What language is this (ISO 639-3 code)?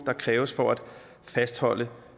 dan